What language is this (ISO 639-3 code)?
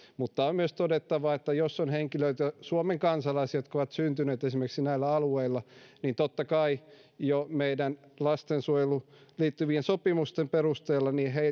fin